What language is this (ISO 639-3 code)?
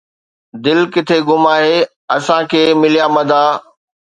snd